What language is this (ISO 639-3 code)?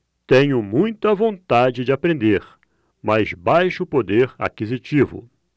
por